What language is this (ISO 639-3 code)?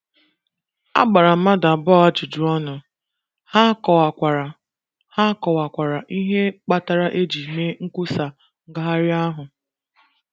ibo